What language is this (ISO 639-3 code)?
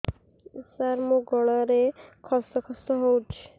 ori